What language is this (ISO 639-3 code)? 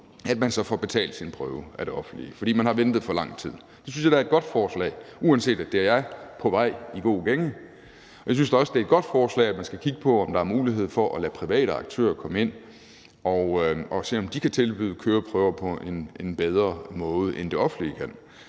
dan